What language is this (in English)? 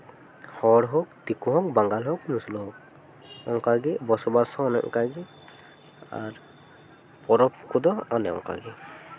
Santali